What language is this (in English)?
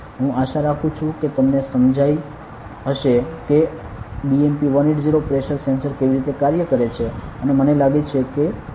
Gujarati